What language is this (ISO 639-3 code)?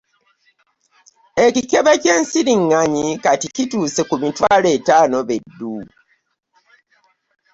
lug